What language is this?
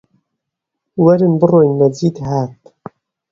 Central Kurdish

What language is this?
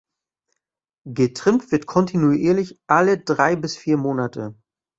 German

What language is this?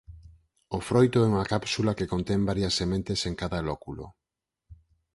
Galician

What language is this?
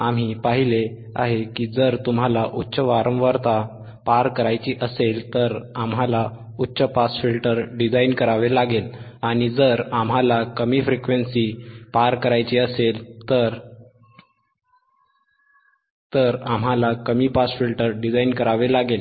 Marathi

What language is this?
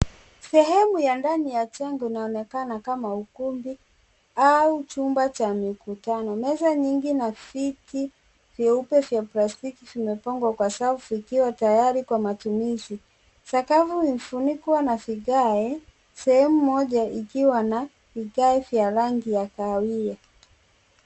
Swahili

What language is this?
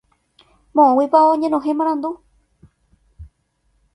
Guarani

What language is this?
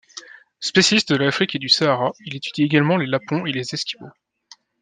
French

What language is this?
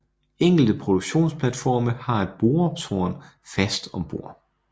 Danish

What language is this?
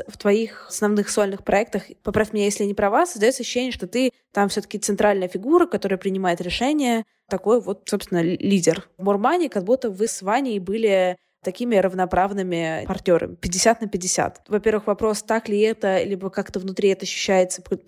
Russian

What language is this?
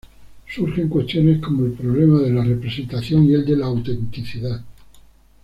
Spanish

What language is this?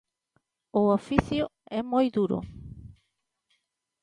Galician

